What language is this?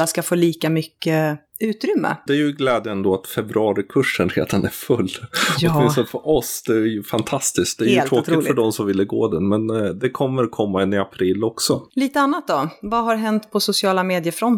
Swedish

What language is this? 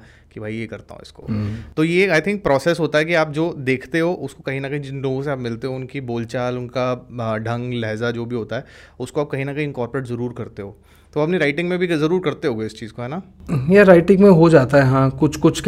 Hindi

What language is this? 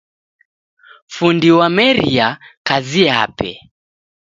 Taita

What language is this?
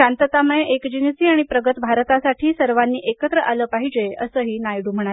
Marathi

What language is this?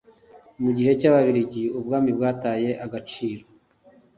Kinyarwanda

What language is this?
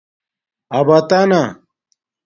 Domaaki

